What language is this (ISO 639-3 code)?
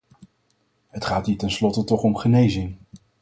nld